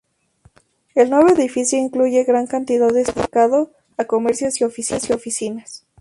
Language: Spanish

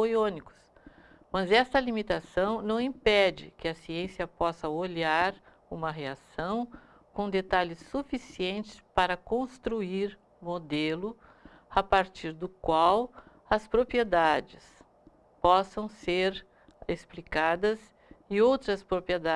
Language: Portuguese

